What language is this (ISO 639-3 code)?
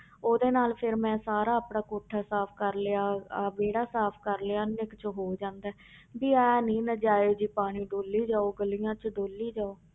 pan